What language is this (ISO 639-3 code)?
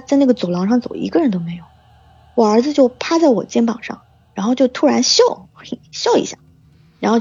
zho